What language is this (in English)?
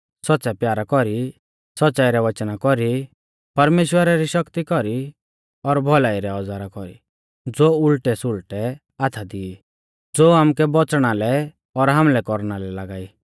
Mahasu Pahari